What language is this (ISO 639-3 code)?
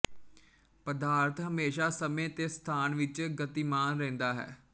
pan